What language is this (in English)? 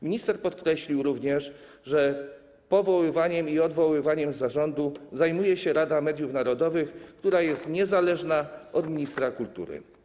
Polish